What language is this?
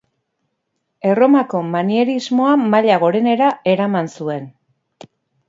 Basque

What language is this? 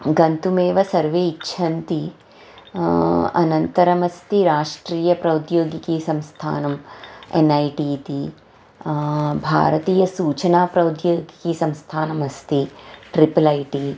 Sanskrit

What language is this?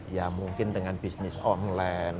Indonesian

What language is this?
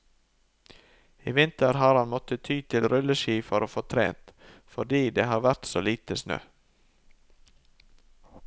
Norwegian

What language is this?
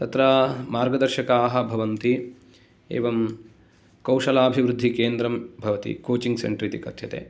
Sanskrit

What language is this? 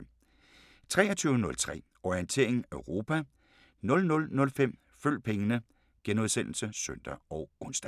Danish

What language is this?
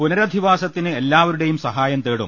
Malayalam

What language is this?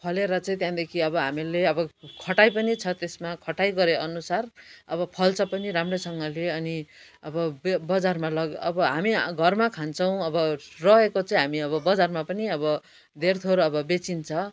Nepali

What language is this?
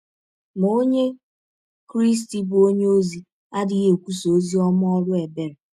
Igbo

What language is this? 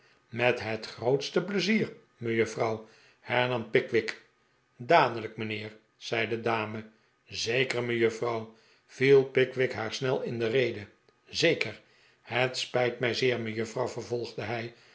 Dutch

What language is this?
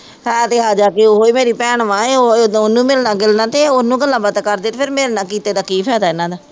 Punjabi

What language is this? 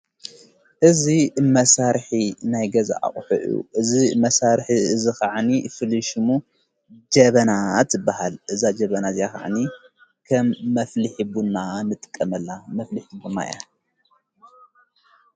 Tigrinya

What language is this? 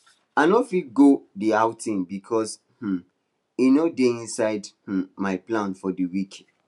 Nigerian Pidgin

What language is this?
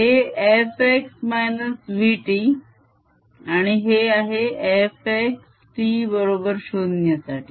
Marathi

